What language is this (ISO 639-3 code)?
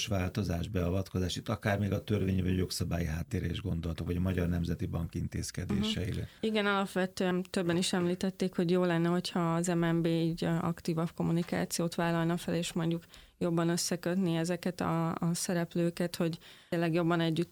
hun